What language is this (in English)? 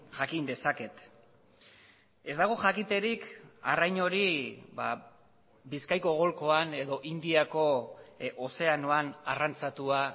Basque